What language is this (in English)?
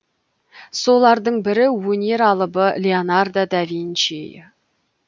Kazakh